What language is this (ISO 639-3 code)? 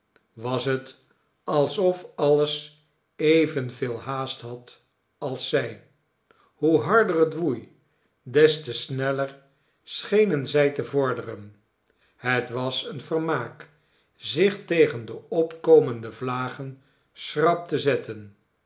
nld